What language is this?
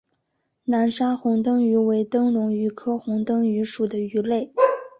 Chinese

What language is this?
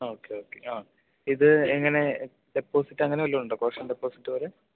Malayalam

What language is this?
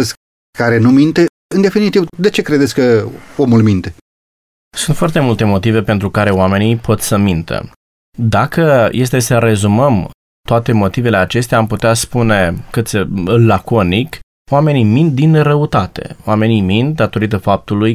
Romanian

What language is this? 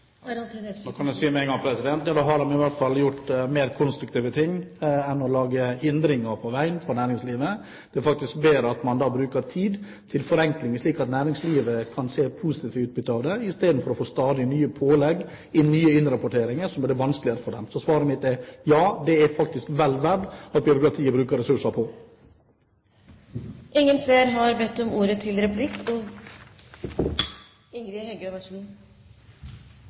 Norwegian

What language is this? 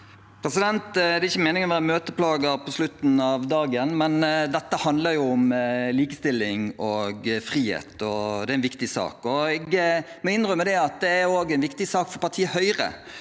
Norwegian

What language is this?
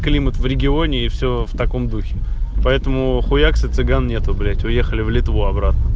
Russian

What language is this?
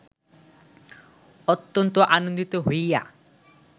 Bangla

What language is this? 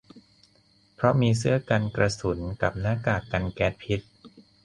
Thai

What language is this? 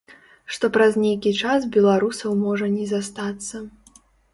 Belarusian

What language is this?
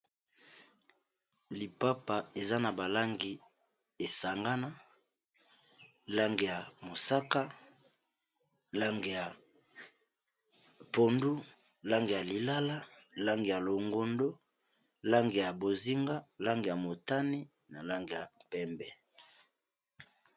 Lingala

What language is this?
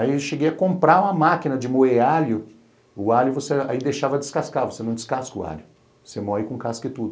Portuguese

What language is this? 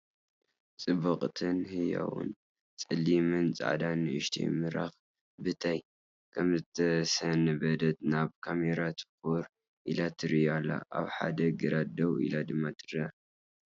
Tigrinya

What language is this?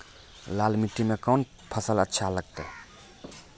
Maithili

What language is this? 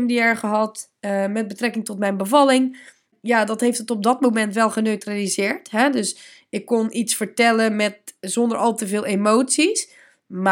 Dutch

